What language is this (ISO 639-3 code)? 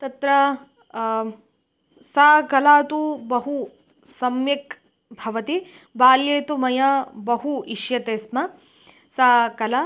san